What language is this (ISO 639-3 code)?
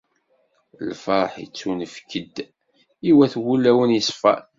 kab